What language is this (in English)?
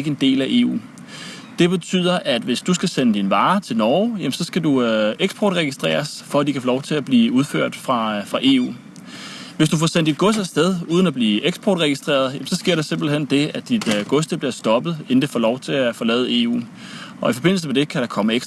Danish